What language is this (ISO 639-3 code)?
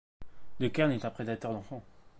fra